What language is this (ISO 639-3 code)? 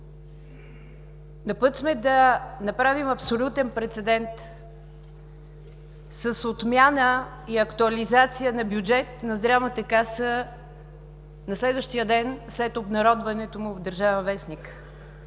bul